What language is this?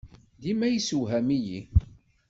Kabyle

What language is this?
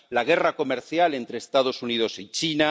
Spanish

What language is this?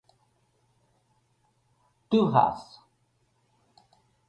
Irish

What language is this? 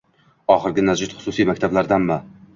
Uzbek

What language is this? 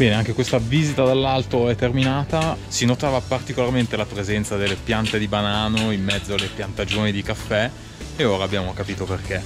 Italian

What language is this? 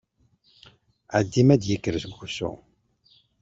Kabyle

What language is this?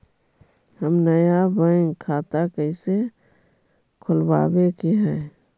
Magahi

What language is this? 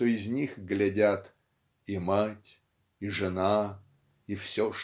Russian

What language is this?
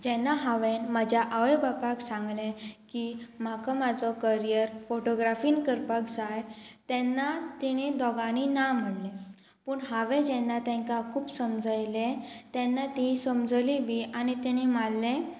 Konkani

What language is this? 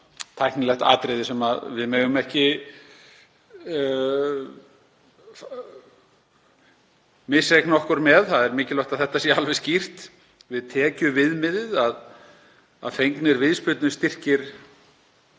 Icelandic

